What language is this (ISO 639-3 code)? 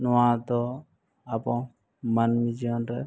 sat